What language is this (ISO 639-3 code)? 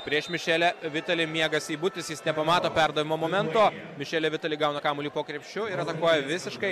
lit